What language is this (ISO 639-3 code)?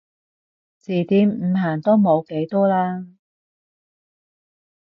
yue